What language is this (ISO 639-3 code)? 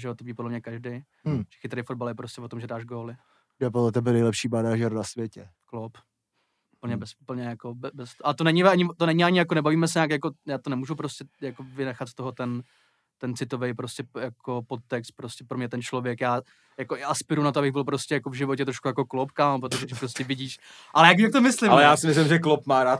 ces